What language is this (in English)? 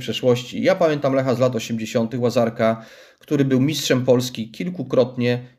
Polish